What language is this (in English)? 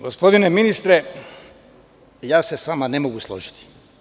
Serbian